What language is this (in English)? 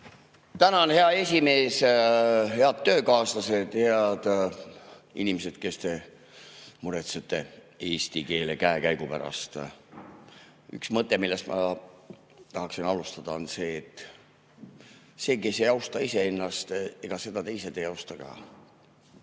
Estonian